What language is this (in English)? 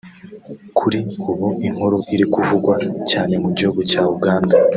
Kinyarwanda